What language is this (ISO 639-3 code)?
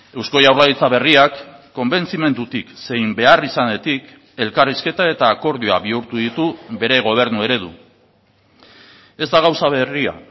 eus